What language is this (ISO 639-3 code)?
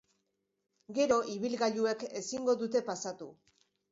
eus